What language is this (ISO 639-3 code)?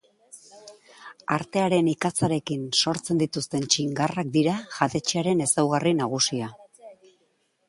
eus